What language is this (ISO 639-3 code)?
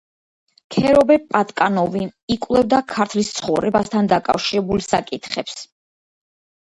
kat